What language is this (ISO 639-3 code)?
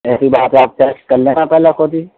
urd